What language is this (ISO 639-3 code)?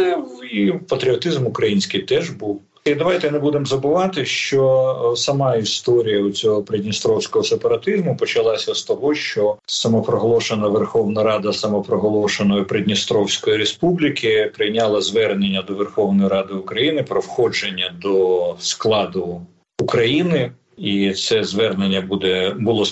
ukr